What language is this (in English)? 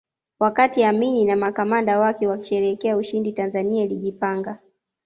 Swahili